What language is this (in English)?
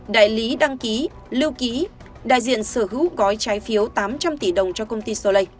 Vietnamese